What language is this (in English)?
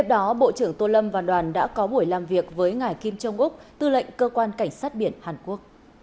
Vietnamese